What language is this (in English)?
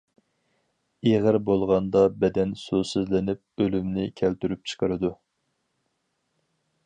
Uyghur